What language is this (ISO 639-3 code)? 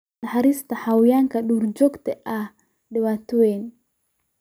som